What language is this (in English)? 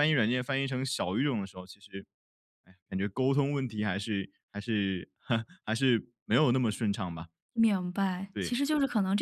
Chinese